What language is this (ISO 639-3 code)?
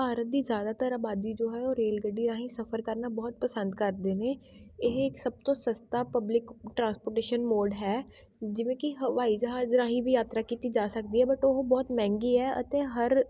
pan